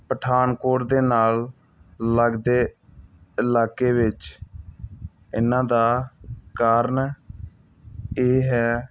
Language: Punjabi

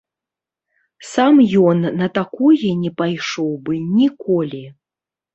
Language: Belarusian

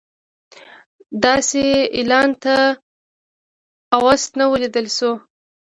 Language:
Pashto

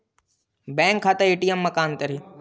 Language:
Chhattisgarhi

